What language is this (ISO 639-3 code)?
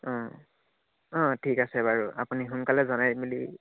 asm